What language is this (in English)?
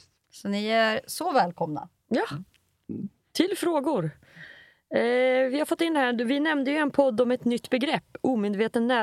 Swedish